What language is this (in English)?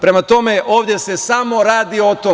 Serbian